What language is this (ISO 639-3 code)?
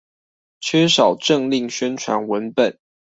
zho